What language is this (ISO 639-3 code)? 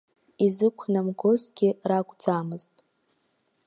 abk